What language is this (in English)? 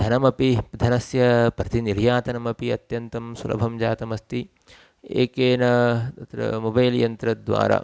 Sanskrit